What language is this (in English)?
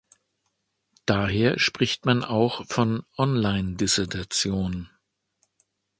German